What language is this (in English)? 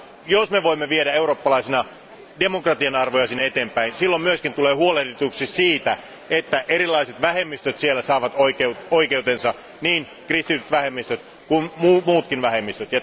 Finnish